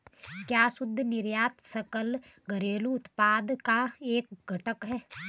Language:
Hindi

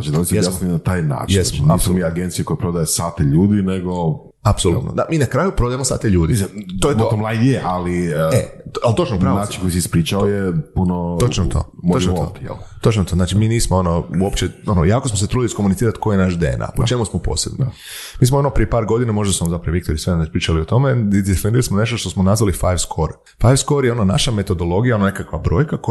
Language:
Croatian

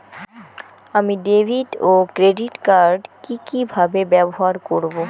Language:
Bangla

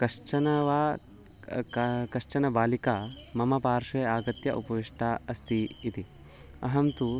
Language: Sanskrit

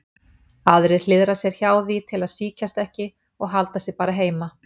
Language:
Icelandic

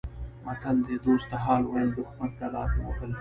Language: Pashto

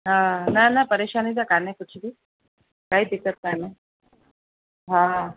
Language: Sindhi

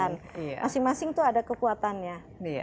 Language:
Indonesian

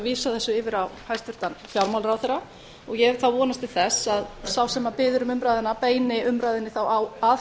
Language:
Icelandic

